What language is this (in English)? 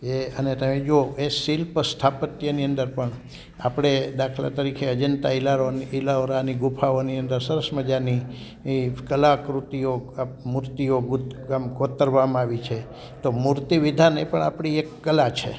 Gujarati